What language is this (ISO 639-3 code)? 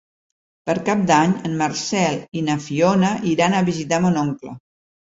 cat